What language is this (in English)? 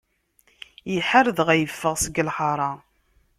Kabyle